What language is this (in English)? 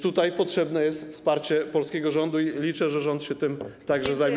Polish